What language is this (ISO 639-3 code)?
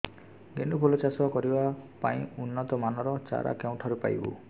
ori